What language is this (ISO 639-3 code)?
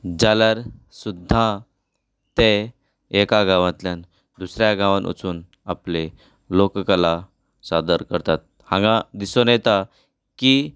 kok